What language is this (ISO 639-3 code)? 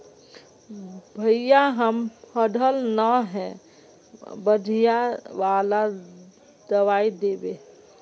mag